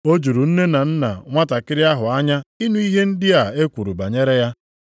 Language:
Igbo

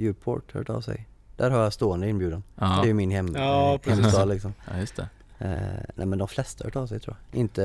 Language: Swedish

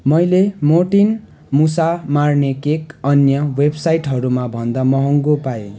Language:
Nepali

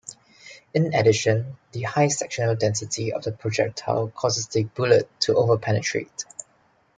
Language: English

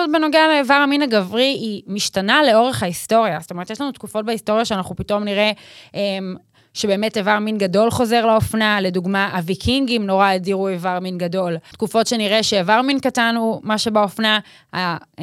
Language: Hebrew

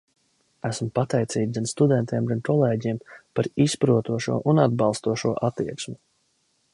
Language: Latvian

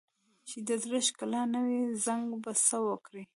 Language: Pashto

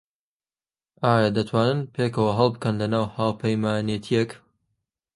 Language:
Central Kurdish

